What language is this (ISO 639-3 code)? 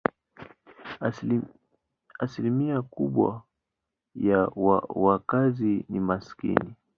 swa